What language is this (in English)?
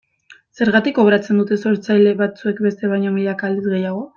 Basque